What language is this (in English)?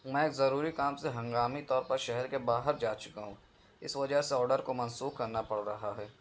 Urdu